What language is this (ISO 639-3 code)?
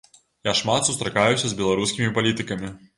bel